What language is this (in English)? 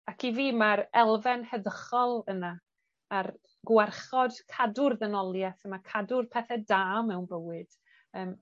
Welsh